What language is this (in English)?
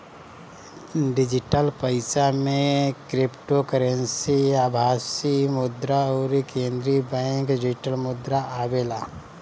Bhojpuri